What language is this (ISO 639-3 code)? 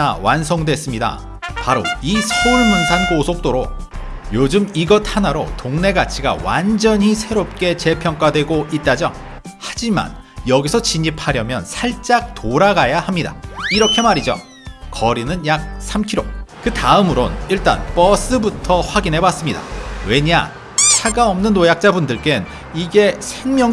kor